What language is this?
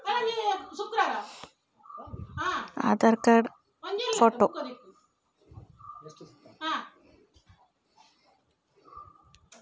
Kannada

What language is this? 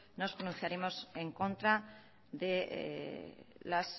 Spanish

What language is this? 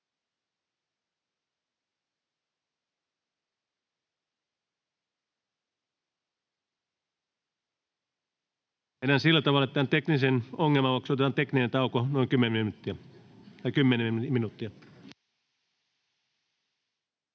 Finnish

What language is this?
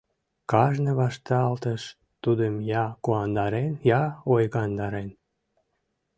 Mari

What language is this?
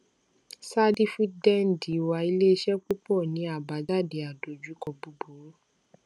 Yoruba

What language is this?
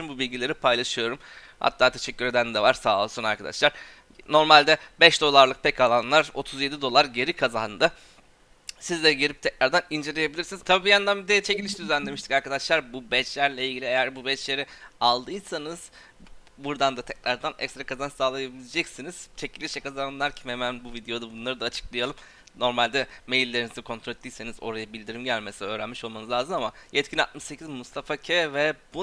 Turkish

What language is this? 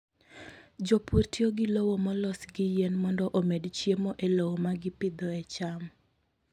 Luo (Kenya and Tanzania)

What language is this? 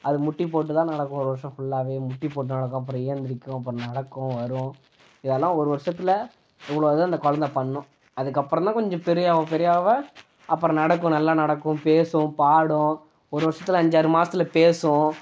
Tamil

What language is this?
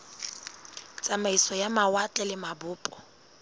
Southern Sotho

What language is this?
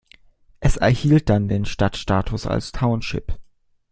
German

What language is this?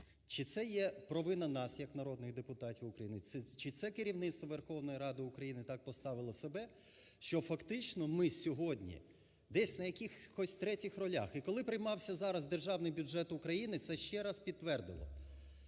Ukrainian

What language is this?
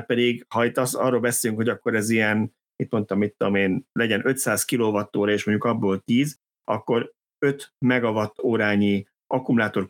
Hungarian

